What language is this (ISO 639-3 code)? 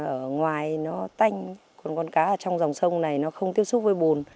vie